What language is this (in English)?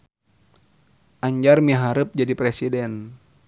Sundanese